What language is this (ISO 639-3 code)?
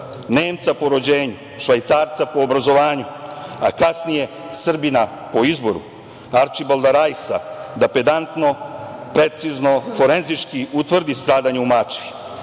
srp